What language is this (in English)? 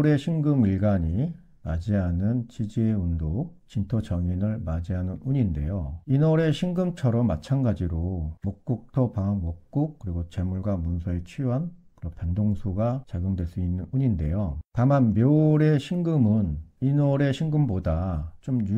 Korean